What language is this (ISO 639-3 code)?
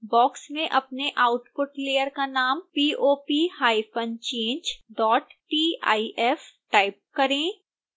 hin